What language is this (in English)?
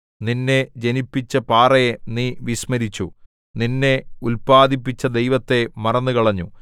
Malayalam